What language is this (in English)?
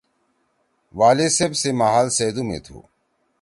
Torwali